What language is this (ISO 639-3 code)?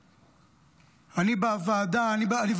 heb